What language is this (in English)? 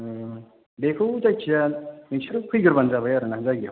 Bodo